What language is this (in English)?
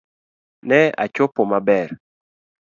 Luo (Kenya and Tanzania)